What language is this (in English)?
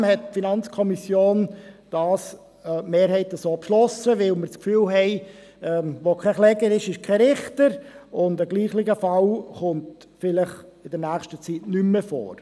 Swiss German